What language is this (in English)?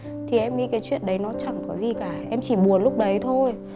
Vietnamese